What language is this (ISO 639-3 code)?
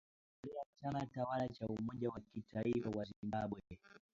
swa